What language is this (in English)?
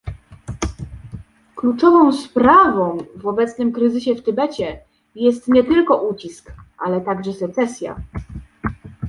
Polish